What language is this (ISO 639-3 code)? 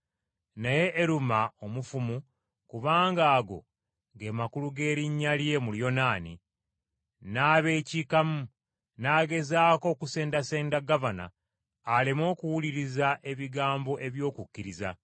lug